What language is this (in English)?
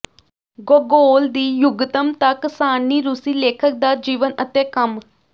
Punjabi